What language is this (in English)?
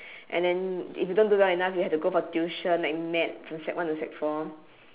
English